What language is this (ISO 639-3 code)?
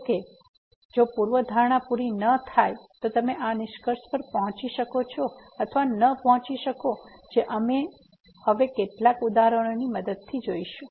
guj